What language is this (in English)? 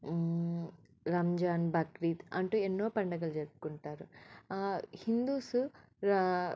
Telugu